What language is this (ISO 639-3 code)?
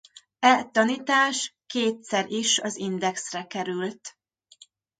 hun